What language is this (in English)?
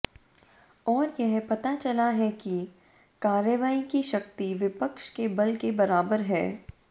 Hindi